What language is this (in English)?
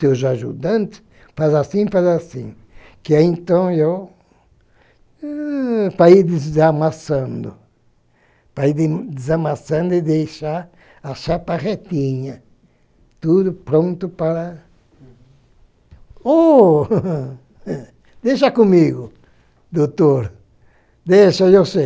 Portuguese